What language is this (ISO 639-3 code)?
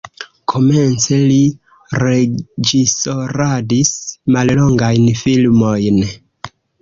epo